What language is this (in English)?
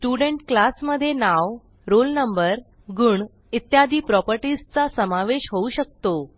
Marathi